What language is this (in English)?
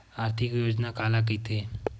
Chhattisgarhi